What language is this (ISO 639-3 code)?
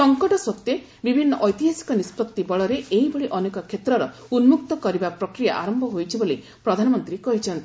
ori